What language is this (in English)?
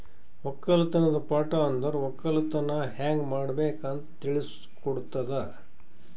Kannada